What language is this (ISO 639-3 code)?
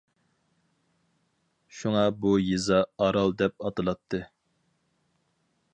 uig